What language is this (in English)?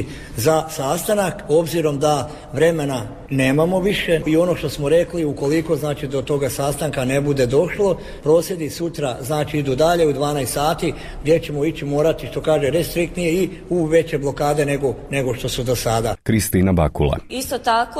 Croatian